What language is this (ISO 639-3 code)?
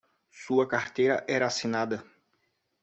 por